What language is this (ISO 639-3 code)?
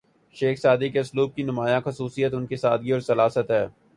urd